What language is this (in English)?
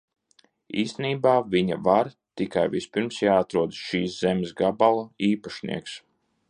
Latvian